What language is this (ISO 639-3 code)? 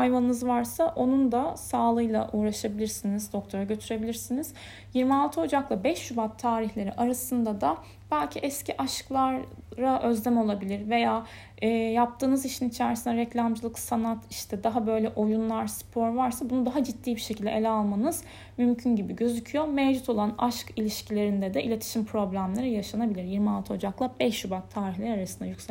tur